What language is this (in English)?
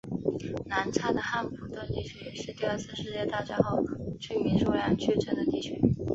Chinese